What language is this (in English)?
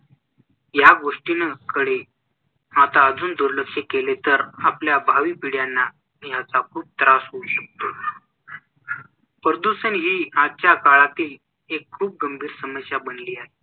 Marathi